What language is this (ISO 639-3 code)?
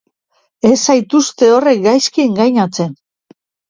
eus